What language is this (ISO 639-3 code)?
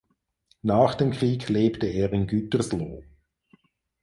deu